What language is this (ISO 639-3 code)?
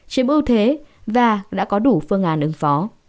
vie